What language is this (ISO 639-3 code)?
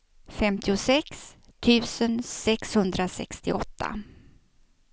swe